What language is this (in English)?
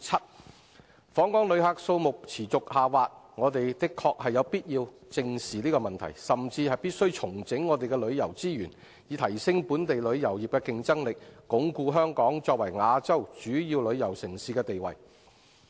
Cantonese